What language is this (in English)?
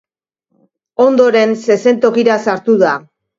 Basque